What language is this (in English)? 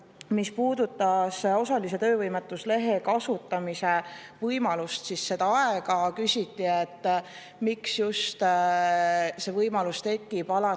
Estonian